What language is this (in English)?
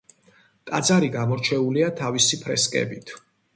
Georgian